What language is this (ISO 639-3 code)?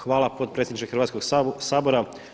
hrv